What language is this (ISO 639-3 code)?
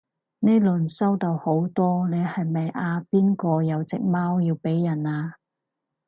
yue